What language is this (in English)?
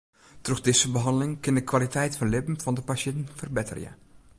Western Frisian